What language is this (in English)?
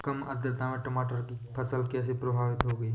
Hindi